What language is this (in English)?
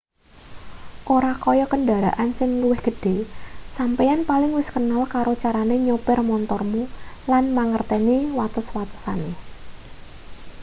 Javanese